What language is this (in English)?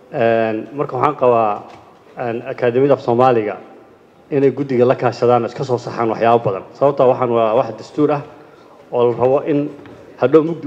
Arabic